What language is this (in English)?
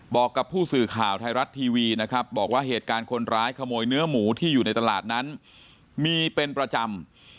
Thai